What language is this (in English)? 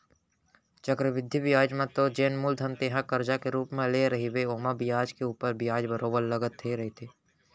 Chhattisgarhi